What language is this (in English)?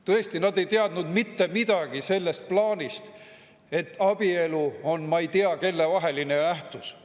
Estonian